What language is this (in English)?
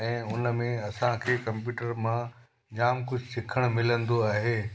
Sindhi